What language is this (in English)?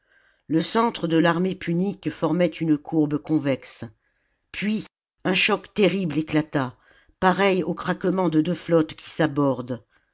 French